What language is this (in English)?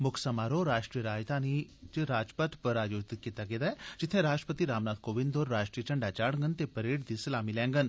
Dogri